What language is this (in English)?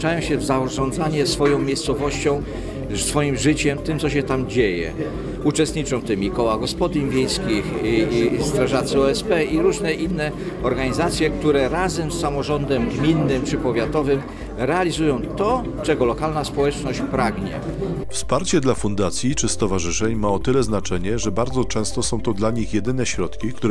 Polish